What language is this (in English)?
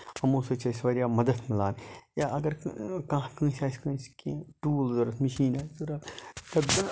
Kashmiri